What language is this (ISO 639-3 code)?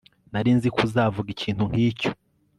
kin